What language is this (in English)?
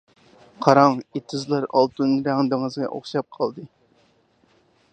Uyghur